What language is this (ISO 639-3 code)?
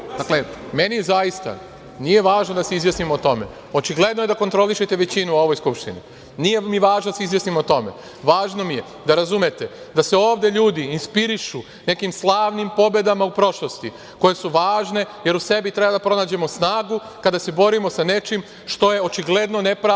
srp